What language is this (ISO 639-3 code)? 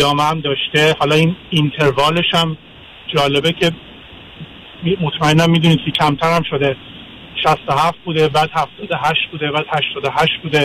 fas